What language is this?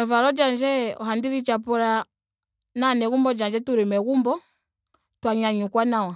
Ndonga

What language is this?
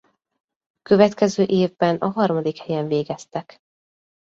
Hungarian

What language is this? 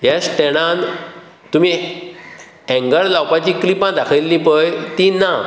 Konkani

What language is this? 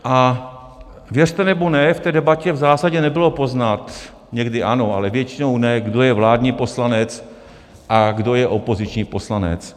Czech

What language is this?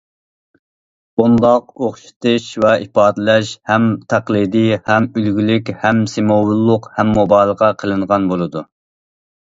Uyghur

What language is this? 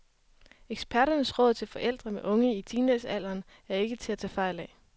Danish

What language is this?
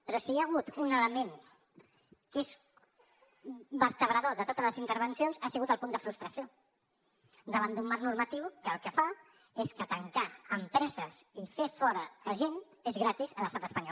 Catalan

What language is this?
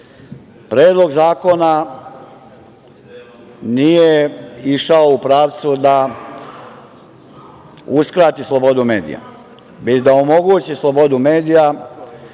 Serbian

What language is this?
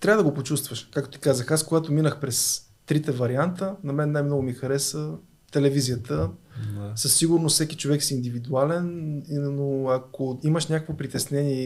Bulgarian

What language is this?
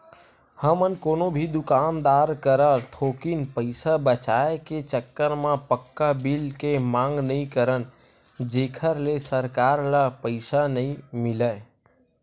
Chhattisgarhi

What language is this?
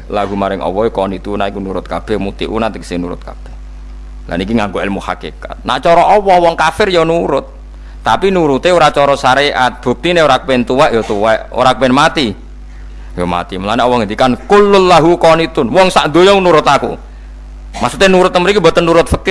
Indonesian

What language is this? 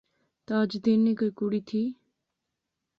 Pahari-Potwari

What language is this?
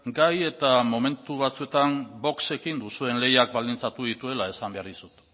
Basque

